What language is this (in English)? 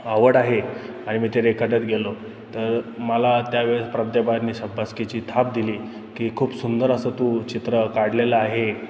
Marathi